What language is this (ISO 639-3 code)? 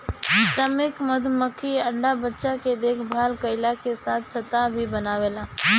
bho